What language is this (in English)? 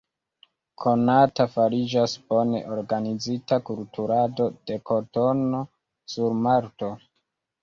Esperanto